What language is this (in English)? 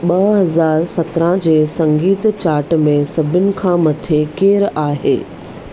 Sindhi